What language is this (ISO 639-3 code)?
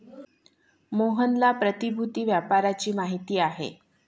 mar